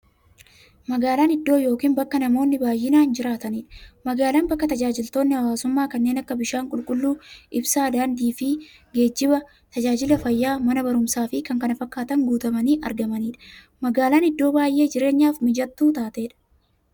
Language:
Oromo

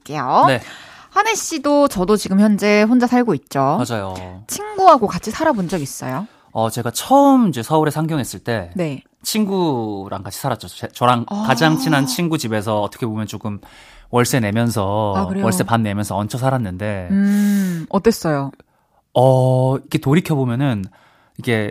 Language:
Korean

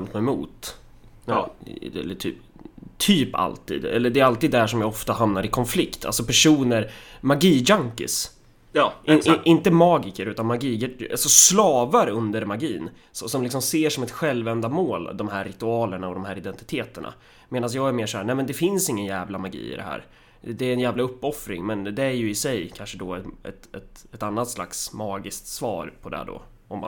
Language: Swedish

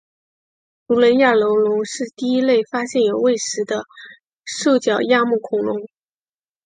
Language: Chinese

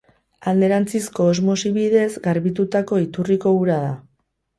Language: Basque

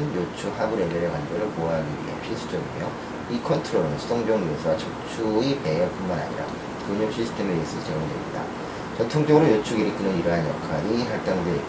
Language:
Korean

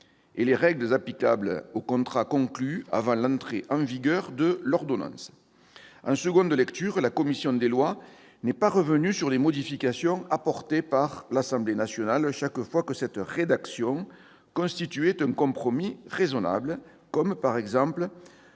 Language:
French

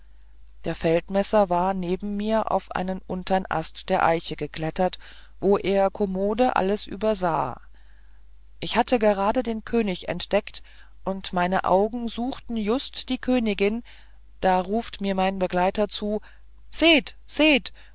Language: German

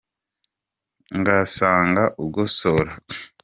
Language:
Kinyarwanda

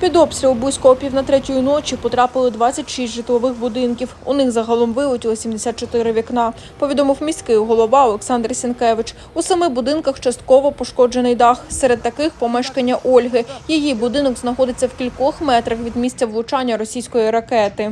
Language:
Ukrainian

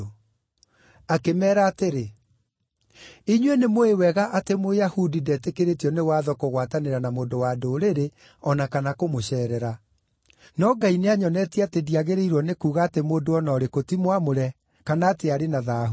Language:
Kikuyu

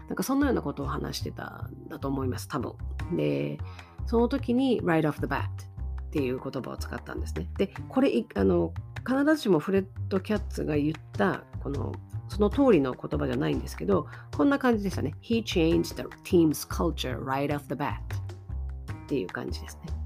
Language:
Japanese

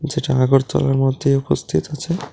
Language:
Bangla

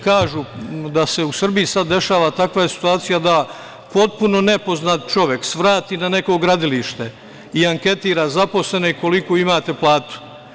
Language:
Serbian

